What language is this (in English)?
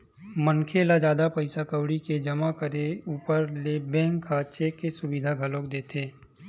Chhattisgarhi